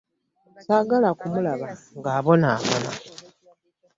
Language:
Ganda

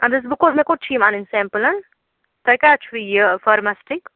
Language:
Kashmiri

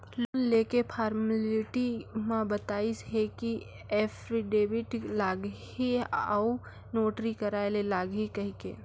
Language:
Chhattisgarhi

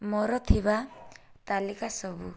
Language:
Odia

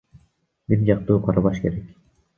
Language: Kyrgyz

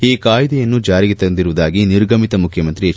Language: Kannada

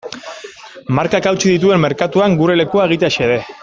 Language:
Basque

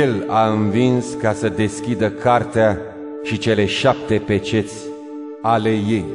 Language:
Romanian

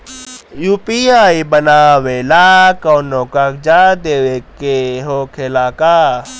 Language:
Bhojpuri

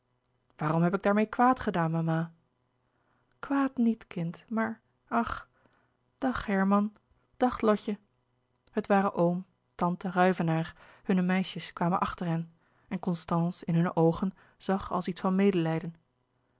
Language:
Dutch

